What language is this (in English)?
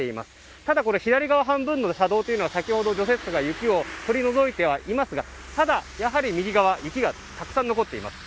Japanese